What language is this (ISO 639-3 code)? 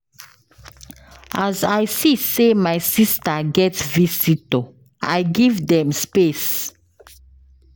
pcm